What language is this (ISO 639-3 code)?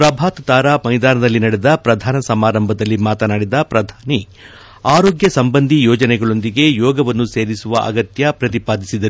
kan